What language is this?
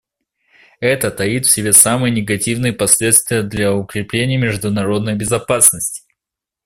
Russian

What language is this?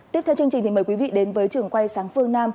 Vietnamese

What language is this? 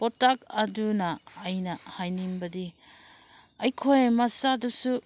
Manipuri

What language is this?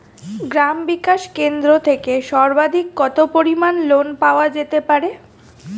Bangla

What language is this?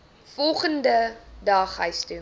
Afrikaans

